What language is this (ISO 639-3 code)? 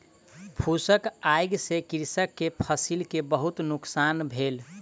mai